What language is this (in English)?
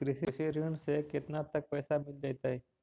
Magahi